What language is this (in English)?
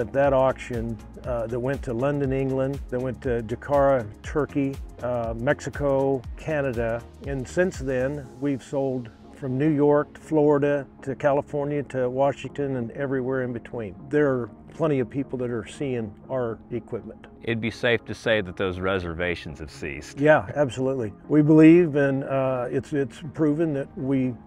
English